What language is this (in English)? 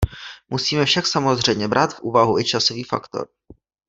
Czech